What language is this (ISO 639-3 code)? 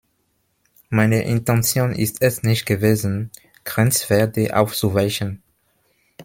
deu